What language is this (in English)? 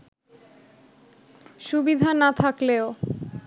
Bangla